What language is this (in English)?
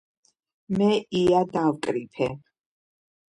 Georgian